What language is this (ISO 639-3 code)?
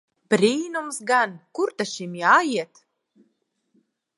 lav